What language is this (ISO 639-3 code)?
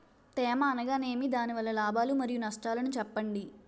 tel